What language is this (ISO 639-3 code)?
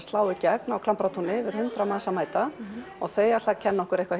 isl